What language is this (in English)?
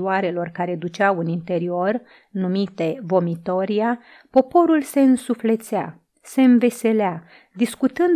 Romanian